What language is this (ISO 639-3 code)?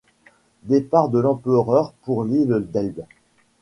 fra